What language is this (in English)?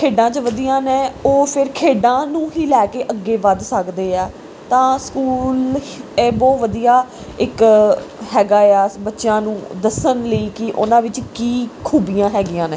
Punjabi